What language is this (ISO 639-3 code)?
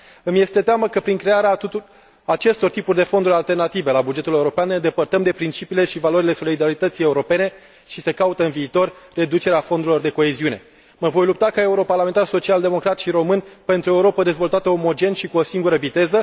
ron